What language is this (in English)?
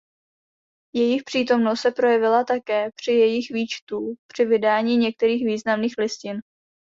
Czech